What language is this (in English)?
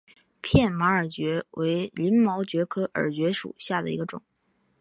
Chinese